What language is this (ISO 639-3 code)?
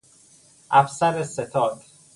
fas